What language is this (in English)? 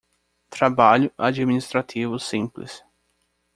Portuguese